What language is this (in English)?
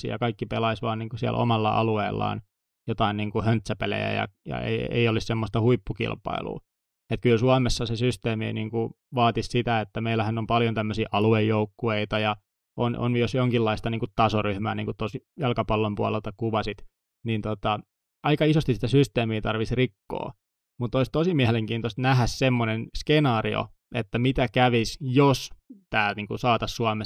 Finnish